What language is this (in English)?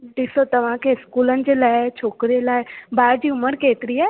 Sindhi